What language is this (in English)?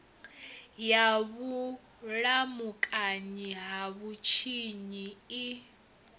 Venda